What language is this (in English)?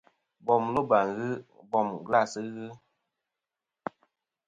Kom